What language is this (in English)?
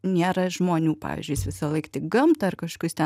Lithuanian